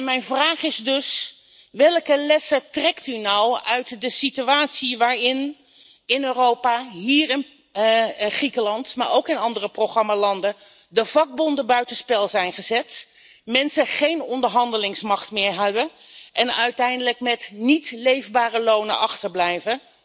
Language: Dutch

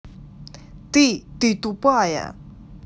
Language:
Russian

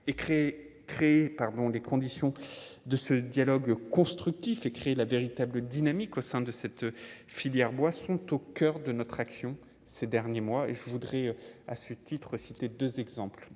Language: French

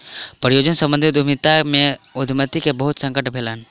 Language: Maithili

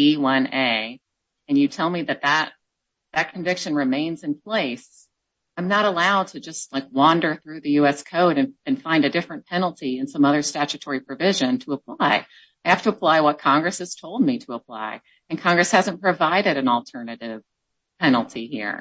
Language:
English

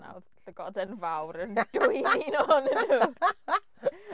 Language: Welsh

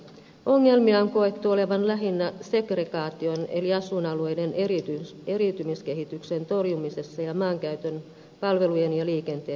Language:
Finnish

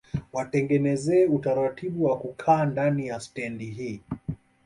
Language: Swahili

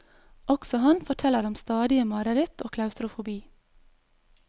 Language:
Norwegian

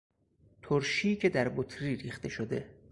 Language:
Persian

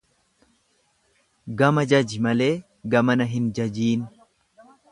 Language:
Oromo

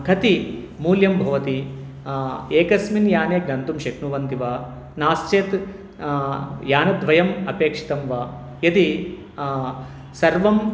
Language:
Sanskrit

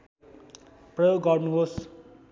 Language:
Nepali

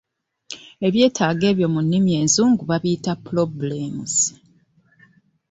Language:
Ganda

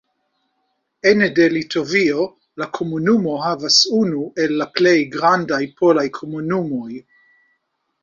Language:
Esperanto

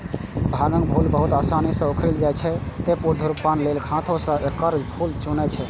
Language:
Maithili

